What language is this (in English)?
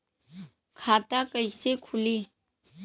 Bhojpuri